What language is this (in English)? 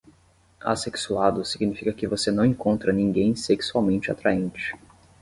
Portuguese